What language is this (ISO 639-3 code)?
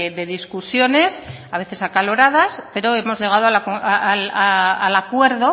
spa